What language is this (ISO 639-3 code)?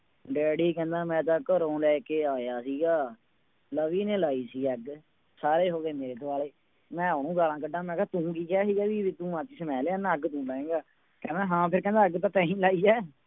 pan